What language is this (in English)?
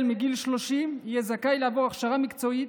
Hebrew